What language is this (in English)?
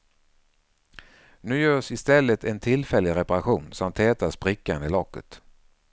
Swedish